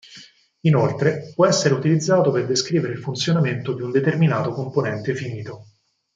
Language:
Italian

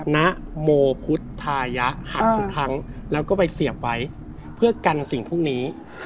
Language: Thai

